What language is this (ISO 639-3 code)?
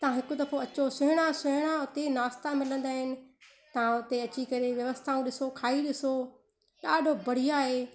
snd